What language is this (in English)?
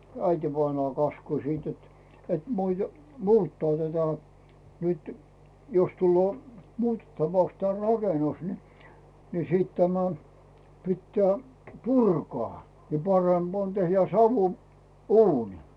Finnish